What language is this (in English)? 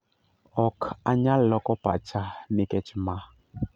Luo (Kenya and Tanzania)